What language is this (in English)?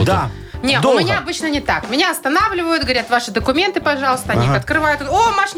Russian